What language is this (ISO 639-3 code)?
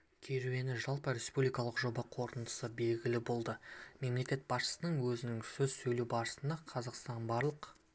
kaz